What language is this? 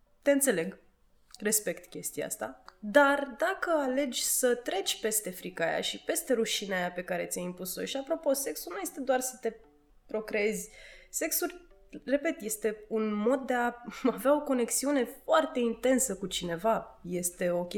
Romanian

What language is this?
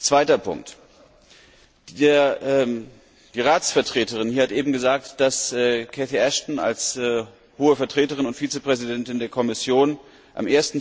German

